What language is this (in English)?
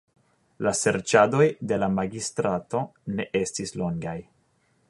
Esperanto